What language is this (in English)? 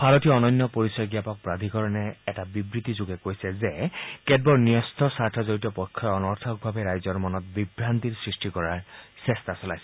Assamese